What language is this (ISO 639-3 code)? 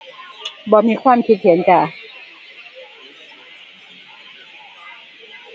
tha